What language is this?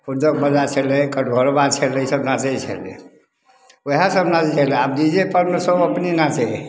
Maithili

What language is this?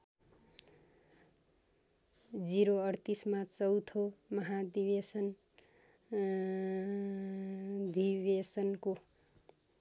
Nepali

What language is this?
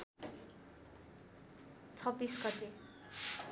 Nepali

